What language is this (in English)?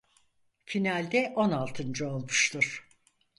Turkish